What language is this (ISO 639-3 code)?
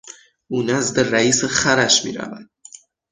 fas